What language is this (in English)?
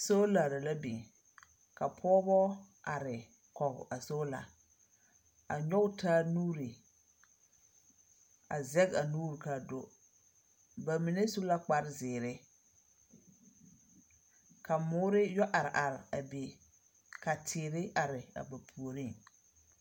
Southern Dagaare